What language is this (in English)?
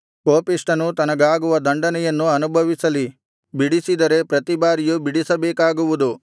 Kannada